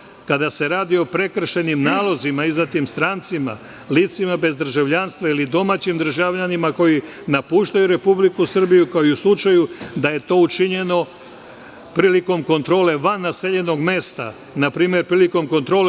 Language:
Serbian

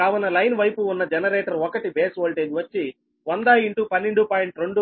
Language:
Telugu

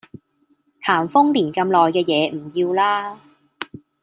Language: Cantonese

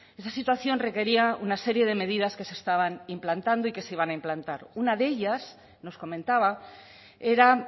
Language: Spanish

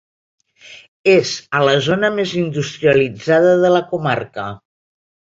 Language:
Catalan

